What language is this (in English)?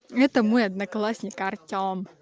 Russian